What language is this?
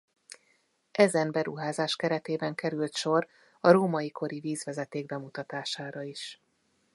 Hungarian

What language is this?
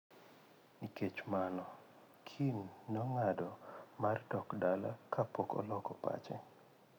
Luo (Kenya and Tanzania)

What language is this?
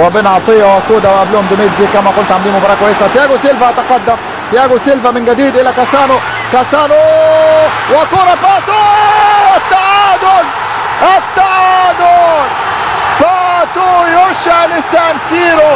Arabic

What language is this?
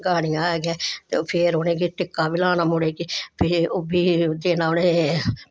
Dogri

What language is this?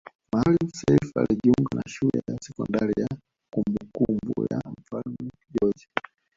Swahili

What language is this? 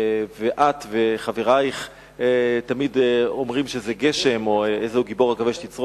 Hebrew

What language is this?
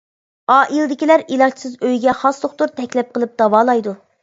Uyghur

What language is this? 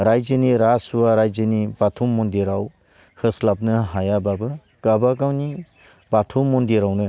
Bodo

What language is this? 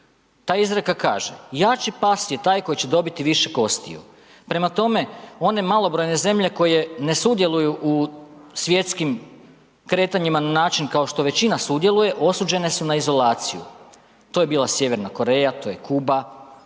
Croatian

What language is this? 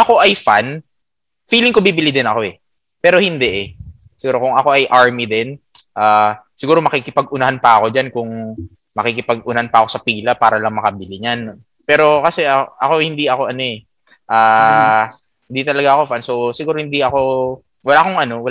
Filipino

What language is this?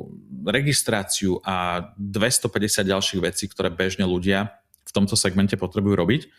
Slovak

